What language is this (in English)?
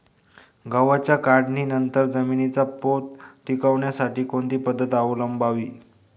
Marathi